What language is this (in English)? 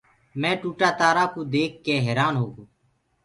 Gurgula